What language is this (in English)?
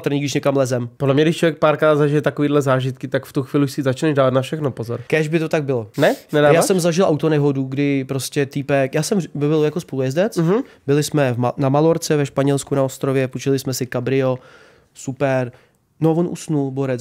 Czech